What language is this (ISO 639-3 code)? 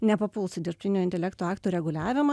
lit